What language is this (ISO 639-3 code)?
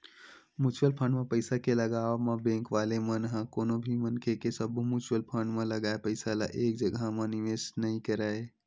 hne